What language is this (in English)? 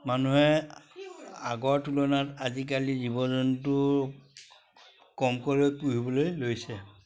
Assamese